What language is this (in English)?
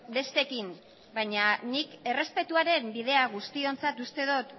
Basque